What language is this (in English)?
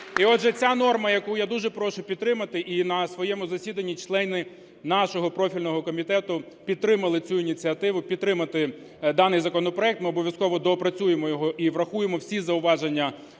Ukrainian